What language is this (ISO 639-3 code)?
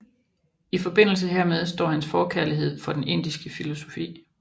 dan